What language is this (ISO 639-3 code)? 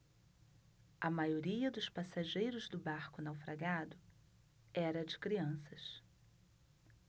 por